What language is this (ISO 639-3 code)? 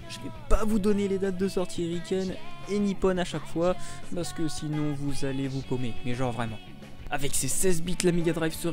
fra